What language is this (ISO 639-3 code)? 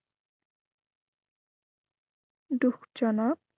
asm